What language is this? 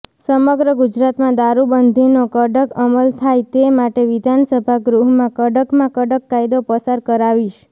Gujarati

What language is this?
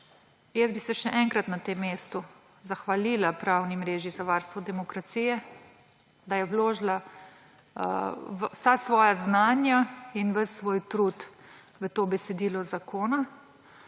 Slovenian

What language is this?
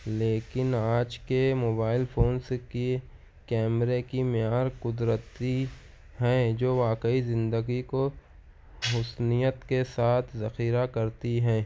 Urdu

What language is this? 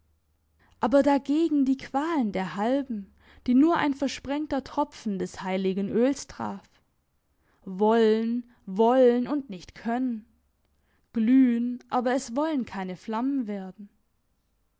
German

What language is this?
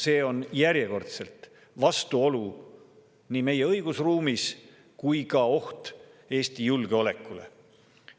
Estonian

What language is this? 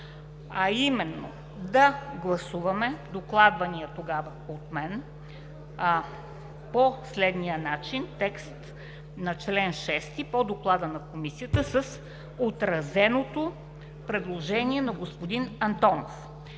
Bulgarian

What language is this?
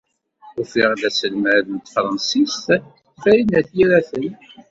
Kabyle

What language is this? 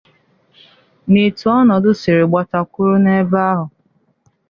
Igbo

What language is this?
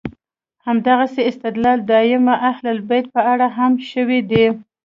Pashto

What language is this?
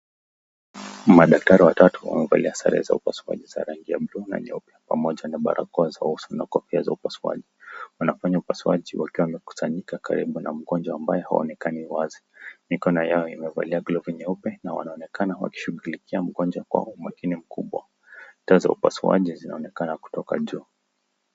Swahili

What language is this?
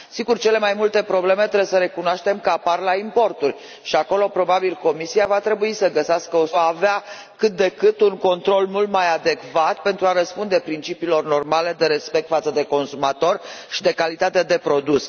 Romanian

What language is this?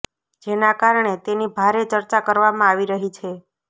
Gujarati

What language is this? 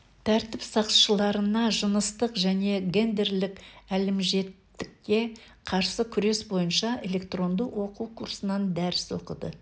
Kazakh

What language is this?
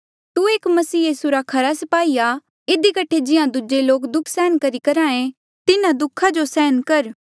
Mandeali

